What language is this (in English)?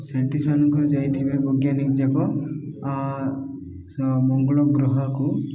Odia